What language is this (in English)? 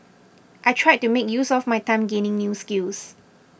English